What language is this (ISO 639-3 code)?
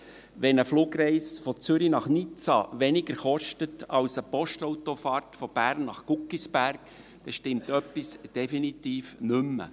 gsw